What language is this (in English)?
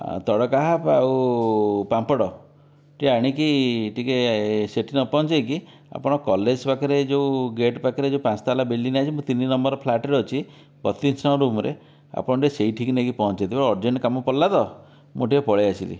Odia